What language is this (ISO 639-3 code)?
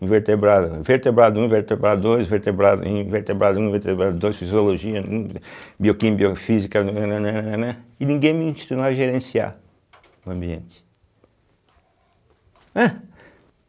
por